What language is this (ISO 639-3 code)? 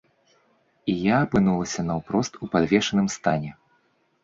bel